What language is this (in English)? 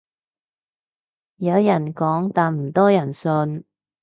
Cantonese